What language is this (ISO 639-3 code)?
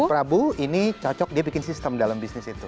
ind